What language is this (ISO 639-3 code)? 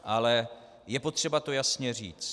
ces